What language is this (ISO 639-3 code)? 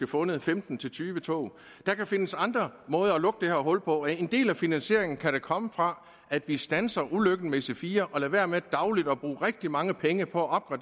dan